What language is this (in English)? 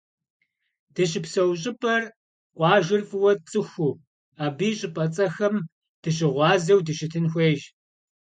Kabardian